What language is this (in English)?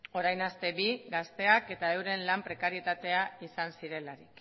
Basque